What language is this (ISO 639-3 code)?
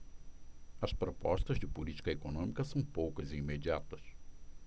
por